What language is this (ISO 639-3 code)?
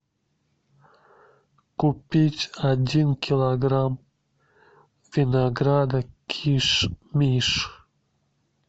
rus